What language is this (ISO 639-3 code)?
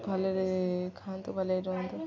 ori